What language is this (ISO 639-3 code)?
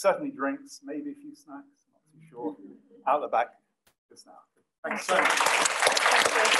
eng